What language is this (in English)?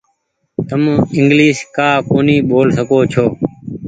Goaria